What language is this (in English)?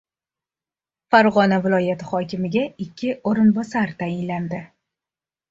Uzbek